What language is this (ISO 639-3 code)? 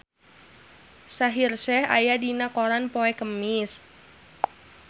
sun